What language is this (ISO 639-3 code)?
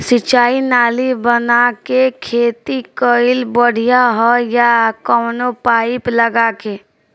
bho